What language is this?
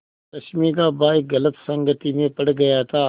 Hindi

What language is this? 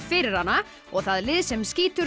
Icelandic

